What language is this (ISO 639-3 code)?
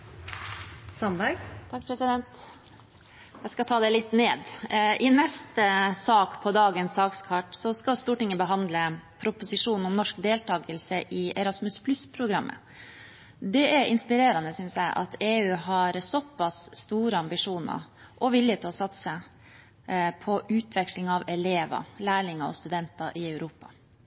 nob